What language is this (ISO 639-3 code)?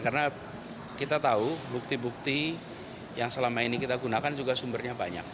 ind